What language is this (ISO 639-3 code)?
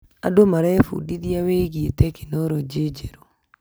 kik